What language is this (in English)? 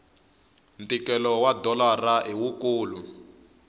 Tsonga